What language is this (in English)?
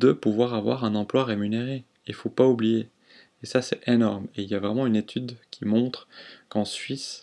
French